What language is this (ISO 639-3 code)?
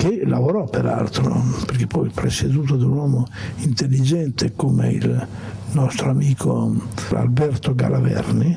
ita